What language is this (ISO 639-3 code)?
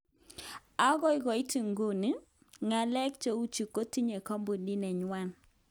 kln